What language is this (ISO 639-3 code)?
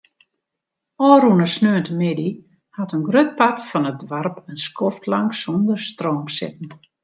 fry